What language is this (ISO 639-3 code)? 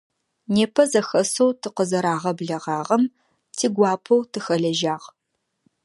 ady